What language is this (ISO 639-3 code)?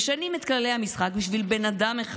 heb